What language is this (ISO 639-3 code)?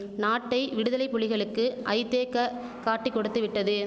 tam